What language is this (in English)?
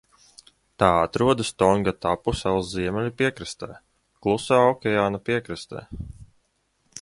Latvian